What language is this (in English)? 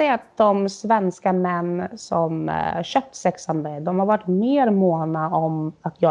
Swedish